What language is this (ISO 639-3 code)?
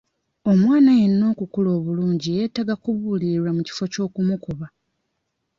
lug